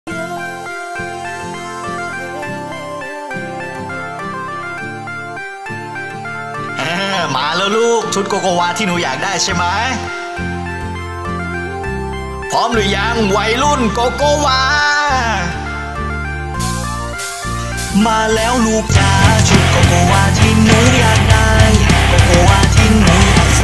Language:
Thai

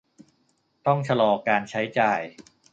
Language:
Thai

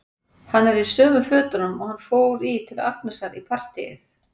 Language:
Icelandic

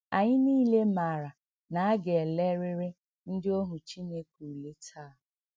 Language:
Igbo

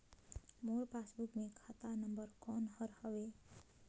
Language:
Chhattisgarhi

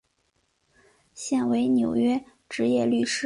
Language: Chinese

